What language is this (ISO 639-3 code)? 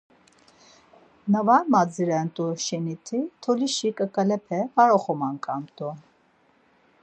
lzz